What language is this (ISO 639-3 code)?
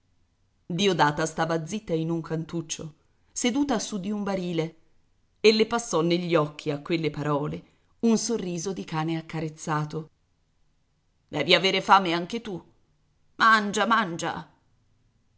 ita